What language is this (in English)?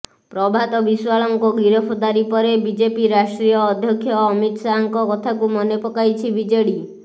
Odia